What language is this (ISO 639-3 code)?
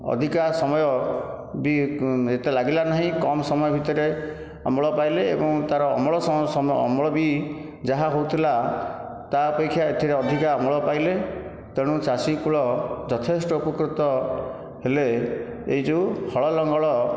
ori